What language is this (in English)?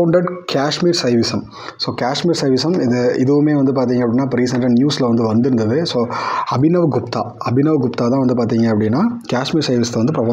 Tamil